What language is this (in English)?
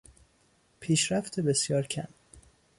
Persian